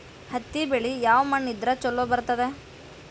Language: Kannada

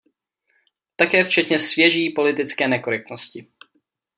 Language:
Czech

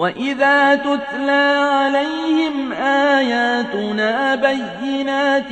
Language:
Arabic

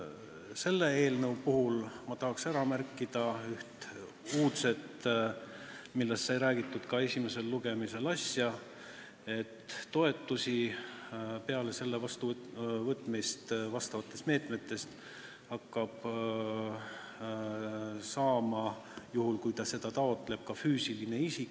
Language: Estonian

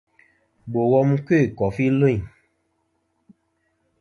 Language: Kom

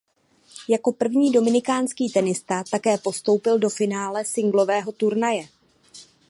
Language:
Czech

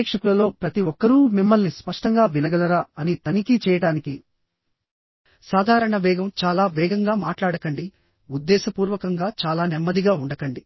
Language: Telugu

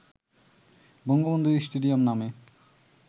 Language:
Bangla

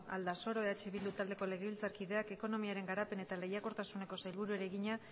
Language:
Basque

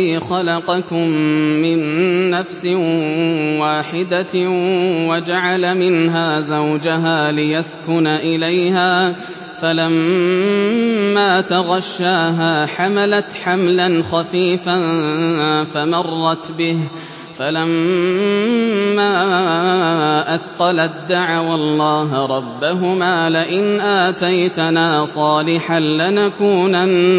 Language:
Arabic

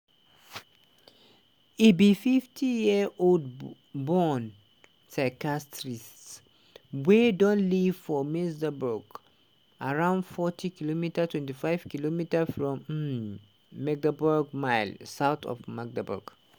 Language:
Nigerian Pidgin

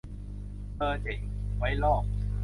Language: Thai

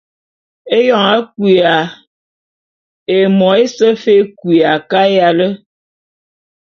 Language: Bulu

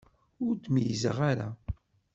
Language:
Kabyle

